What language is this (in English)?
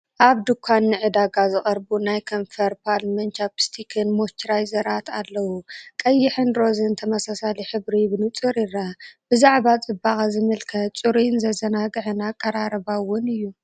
Tigrinya